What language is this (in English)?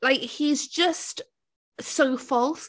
English